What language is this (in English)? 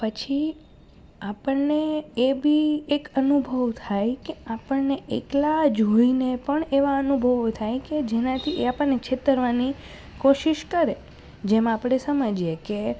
Gujarati